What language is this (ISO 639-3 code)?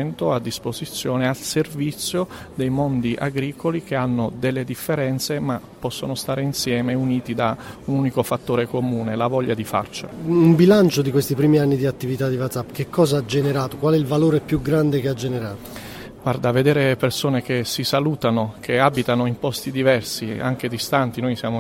ita